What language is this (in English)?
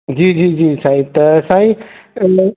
Sindhi